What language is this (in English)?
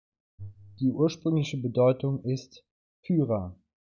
German